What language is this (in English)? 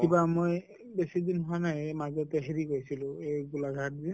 Assamese